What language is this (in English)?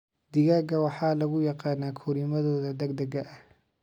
Somali